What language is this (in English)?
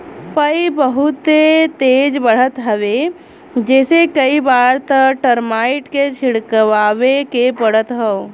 Bhojpuri